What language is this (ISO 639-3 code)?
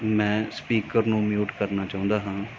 pan